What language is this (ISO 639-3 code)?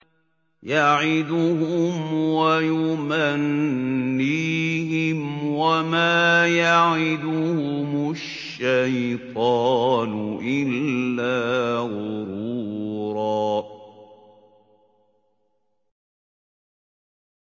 ara